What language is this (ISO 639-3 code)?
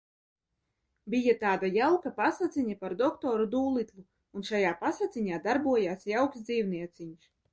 lav